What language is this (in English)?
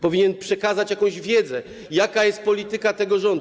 Polish